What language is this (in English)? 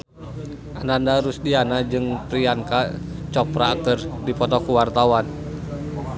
Sundanese